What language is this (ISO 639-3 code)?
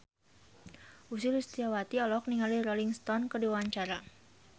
sun